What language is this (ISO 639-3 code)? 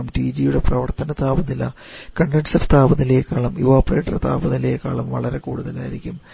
mal